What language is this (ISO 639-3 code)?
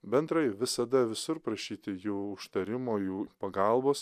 lit